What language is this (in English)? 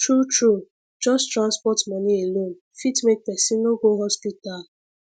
Nigerian Pidgin